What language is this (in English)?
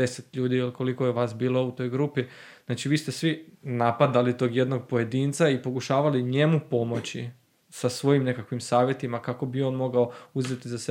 Croatian